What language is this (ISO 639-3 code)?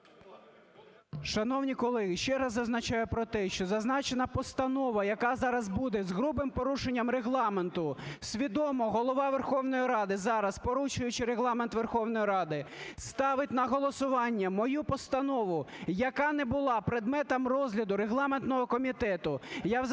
ukr